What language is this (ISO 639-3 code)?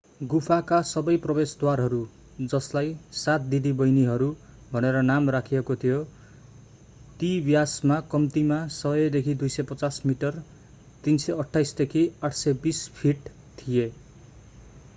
nep